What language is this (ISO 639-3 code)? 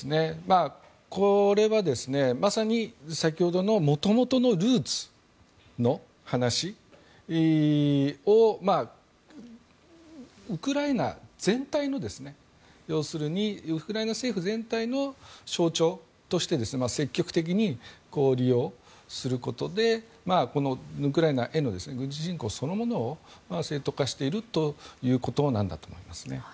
jpn